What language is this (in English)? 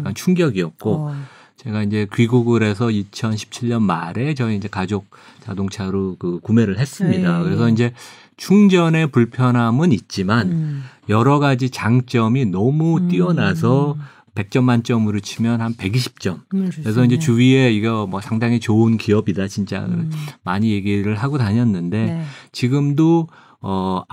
Korean